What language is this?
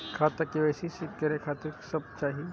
Maithili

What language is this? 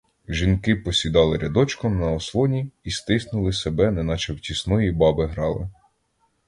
Ukrainian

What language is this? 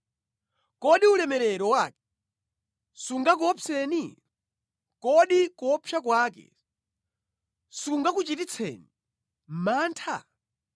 Nyanja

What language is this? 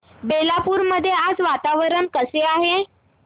Marathi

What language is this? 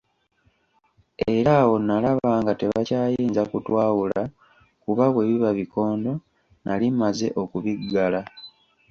Ganda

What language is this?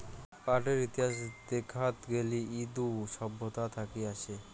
Bangla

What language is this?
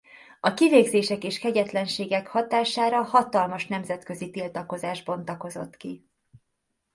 Hungarian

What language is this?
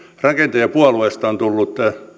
Finnish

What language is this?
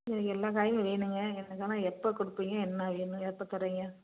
Tamil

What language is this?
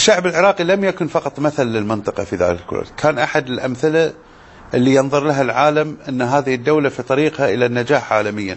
Arabic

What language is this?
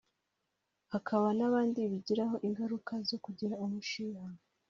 Kinyarwanda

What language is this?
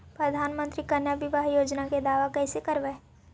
Magahi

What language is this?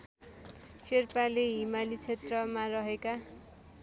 Nepali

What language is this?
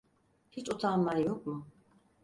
Turkish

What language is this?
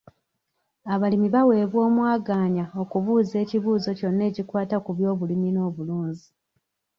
Ganda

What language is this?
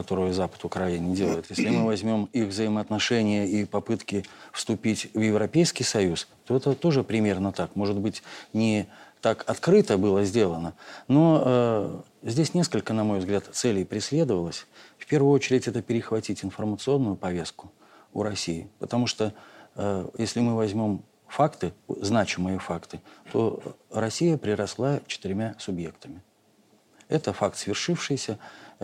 Russian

